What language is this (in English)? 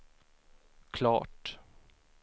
Swedish